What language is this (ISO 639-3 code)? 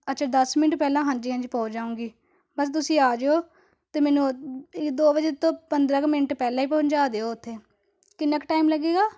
pan